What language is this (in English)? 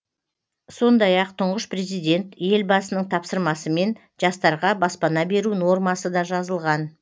Kazakh